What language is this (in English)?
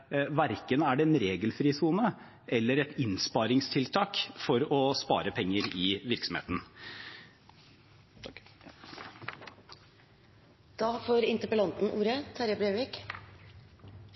Norwegian